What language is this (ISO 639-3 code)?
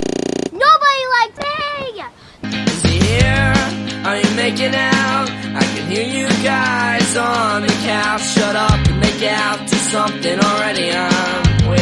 eng